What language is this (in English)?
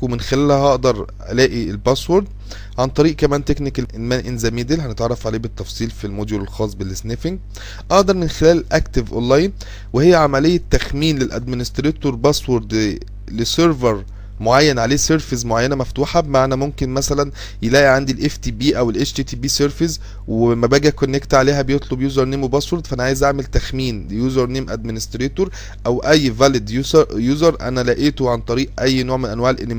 Arabic